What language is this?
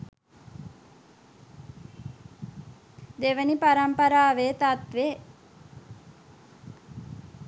Sinhala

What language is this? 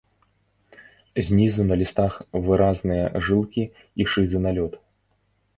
Belarusian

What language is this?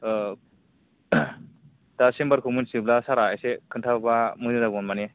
Bodo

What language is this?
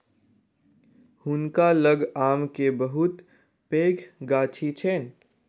Maithili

